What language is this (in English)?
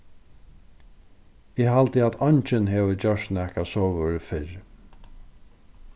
Faroese